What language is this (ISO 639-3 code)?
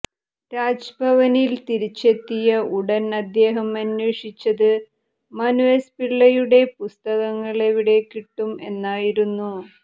mal